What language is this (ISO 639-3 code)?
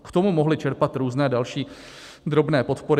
ces